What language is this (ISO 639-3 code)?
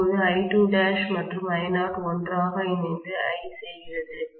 tam